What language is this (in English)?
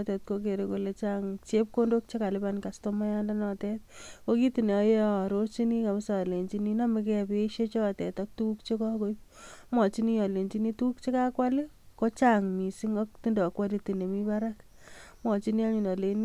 Kalenjin